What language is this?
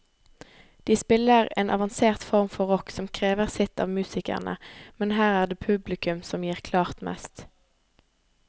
Norwegian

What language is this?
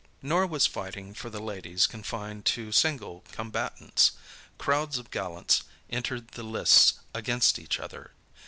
English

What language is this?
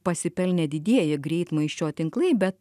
Lithuanian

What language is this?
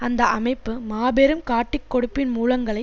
Tamil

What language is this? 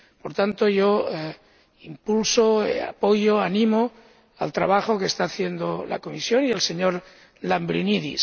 Spanish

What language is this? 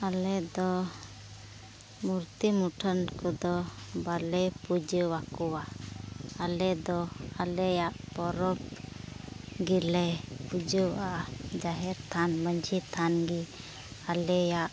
Santali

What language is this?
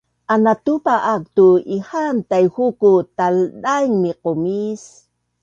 Bunun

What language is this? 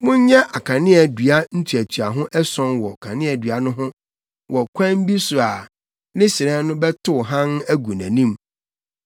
Akan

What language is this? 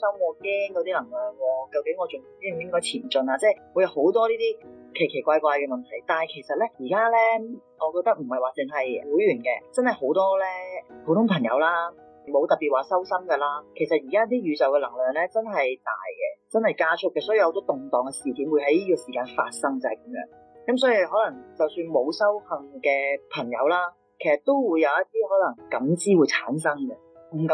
Chinese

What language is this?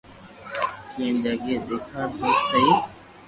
Loarki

